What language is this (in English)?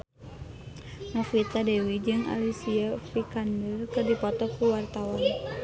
Sundanese